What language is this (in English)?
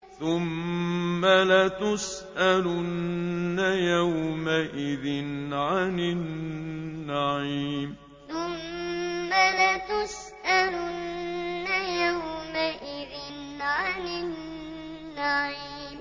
Arabic